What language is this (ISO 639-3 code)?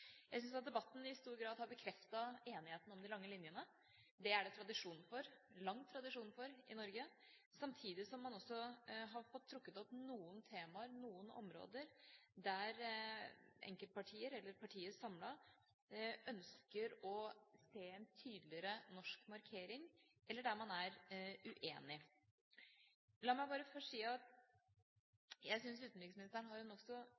nob